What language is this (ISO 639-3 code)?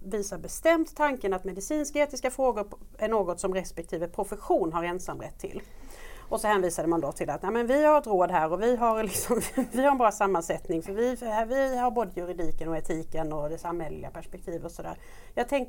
swe